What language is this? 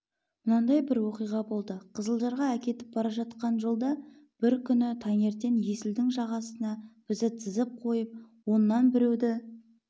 Kazakh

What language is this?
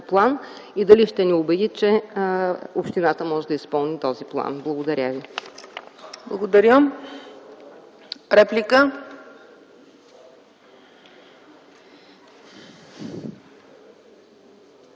Bulgarian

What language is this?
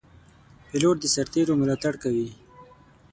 Pashto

